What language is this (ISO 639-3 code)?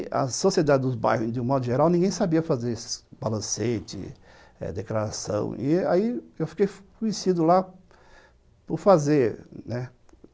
por